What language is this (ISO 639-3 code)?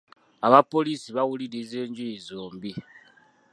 lug